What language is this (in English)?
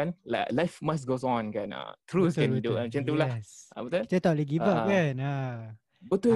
Malay